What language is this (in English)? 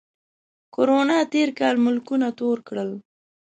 Pashto